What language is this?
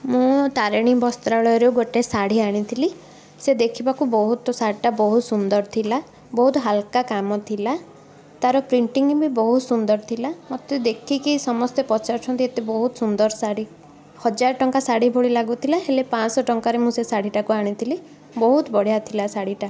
Odia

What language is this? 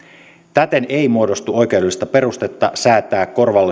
Finnish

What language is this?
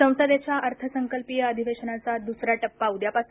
Marathi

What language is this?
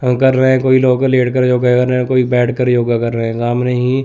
Hindi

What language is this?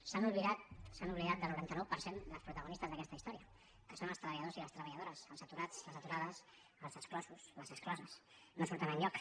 Catalan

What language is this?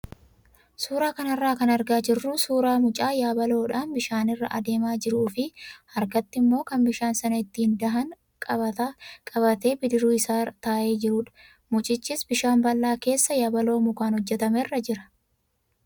Oromo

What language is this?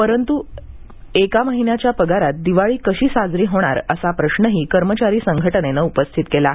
Marathi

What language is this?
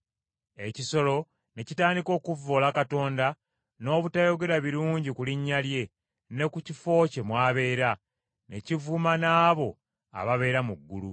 Ganda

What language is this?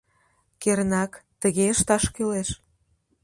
Mari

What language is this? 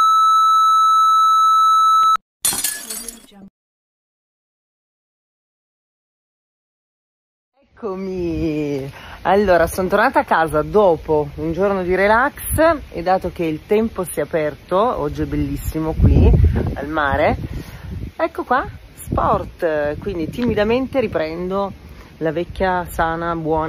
Italian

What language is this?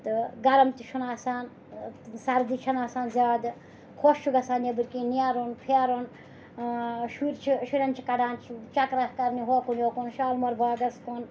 Kashmiri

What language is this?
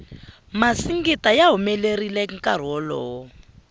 Tsonga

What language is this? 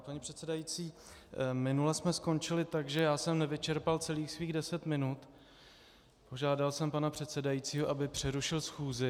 Czech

